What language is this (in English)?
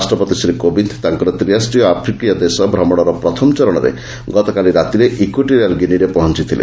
Odia